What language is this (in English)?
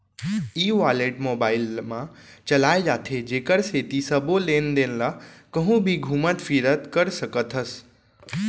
Chhattisgarhi